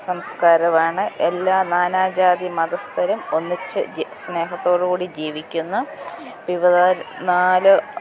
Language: Malayalam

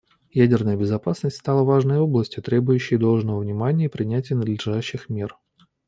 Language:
Russian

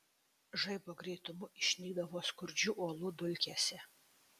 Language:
Lithuanian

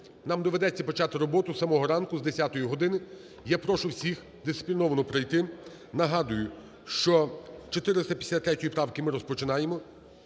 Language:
Ukrainian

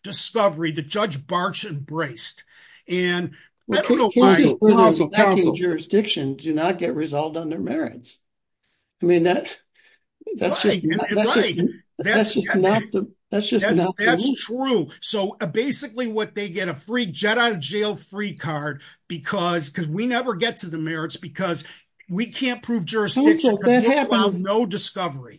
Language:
English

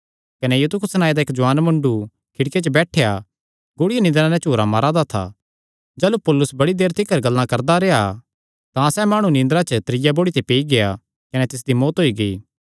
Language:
Kangri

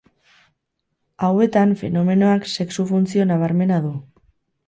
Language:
Basque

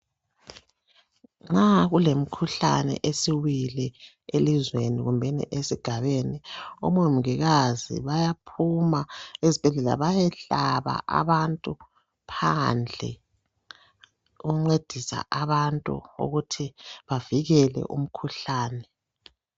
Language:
North Ndebele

